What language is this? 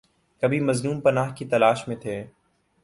Urdu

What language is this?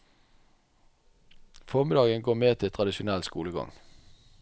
Norwegian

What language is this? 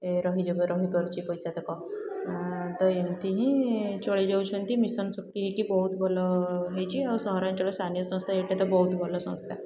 Odia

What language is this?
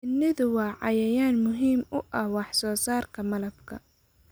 Somali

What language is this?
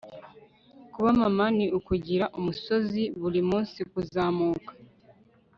Kinyarwanda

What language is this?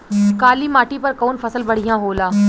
Bhojpuri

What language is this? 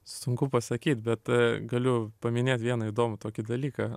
Lithuanian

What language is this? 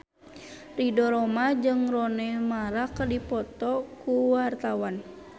Sundanese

